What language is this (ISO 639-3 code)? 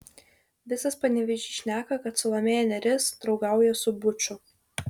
lit